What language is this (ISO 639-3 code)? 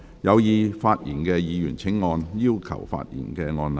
yue